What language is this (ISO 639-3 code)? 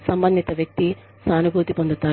tel